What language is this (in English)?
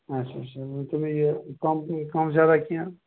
Kashmiri